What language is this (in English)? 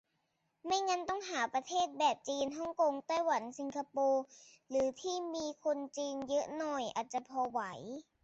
Thai